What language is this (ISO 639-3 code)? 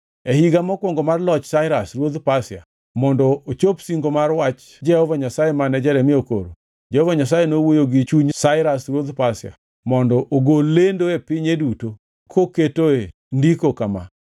luo